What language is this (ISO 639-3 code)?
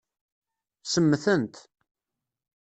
kab